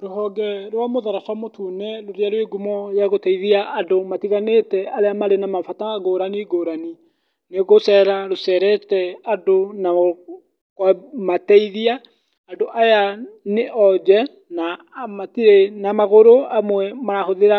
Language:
Kikuyu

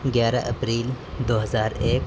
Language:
Urdu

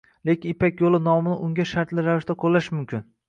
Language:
Uzbek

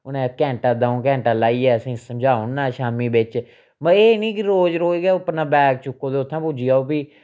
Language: Dogri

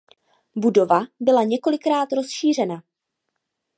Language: Czech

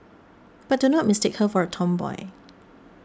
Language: English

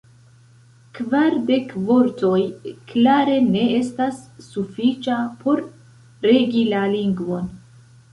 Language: Esperanto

